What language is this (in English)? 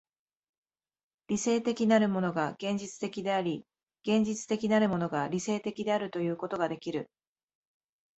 Japanese